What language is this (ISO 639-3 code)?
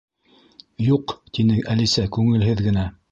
bak